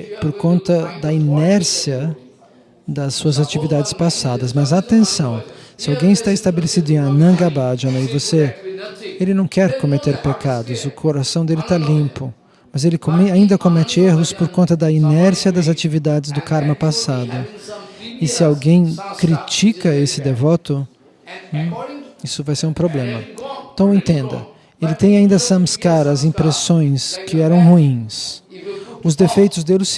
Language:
Portuguese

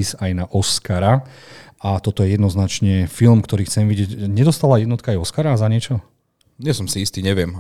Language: Slovak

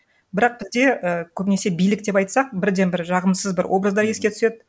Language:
Kazakh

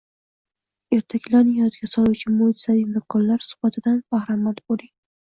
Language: Uzbek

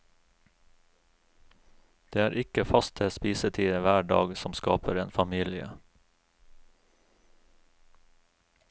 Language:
Norwegian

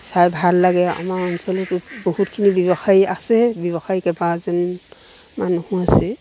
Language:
Assamese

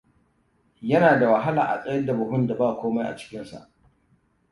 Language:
Hausa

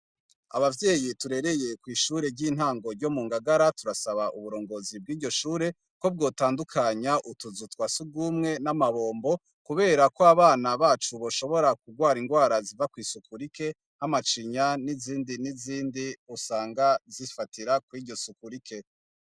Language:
Rundi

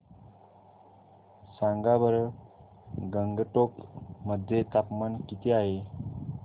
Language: Marathi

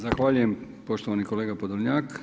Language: Croatian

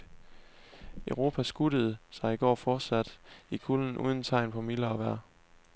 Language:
Danish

